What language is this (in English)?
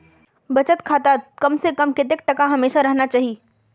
Magahi